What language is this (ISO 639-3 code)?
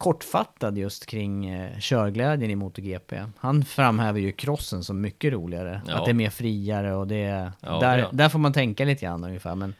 swe